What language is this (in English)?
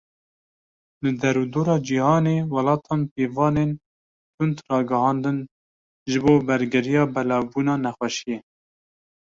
Kurdish